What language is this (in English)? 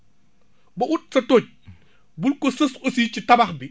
Wolof